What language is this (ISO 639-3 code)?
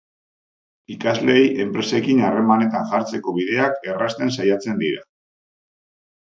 eus